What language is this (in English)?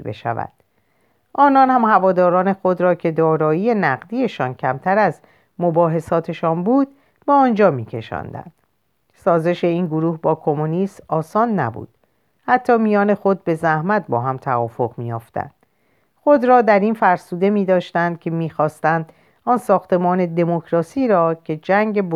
Persian